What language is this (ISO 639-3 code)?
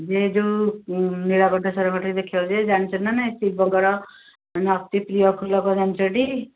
ori